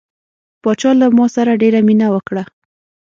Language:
Pashto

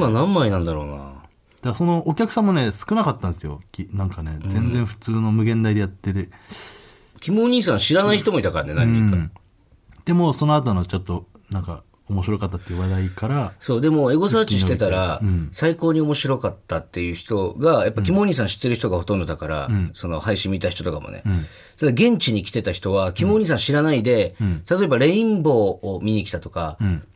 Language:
Japanese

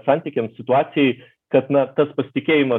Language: Lithuanian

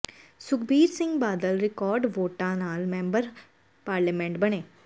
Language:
Punjabi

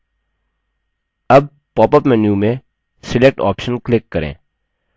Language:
Hindi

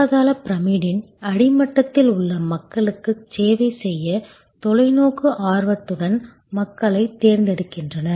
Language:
Tamil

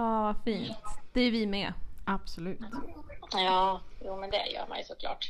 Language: Swedish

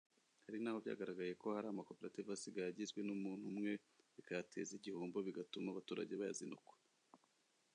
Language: Kinyarwanda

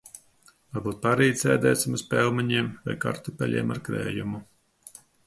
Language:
Latvian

